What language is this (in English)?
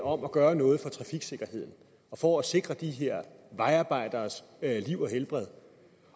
Danish